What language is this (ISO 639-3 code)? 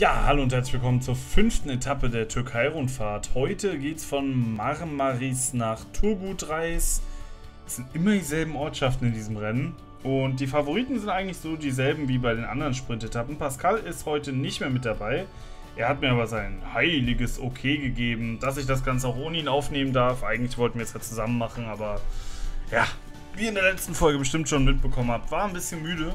deu